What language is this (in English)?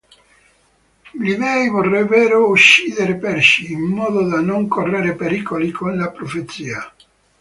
Italian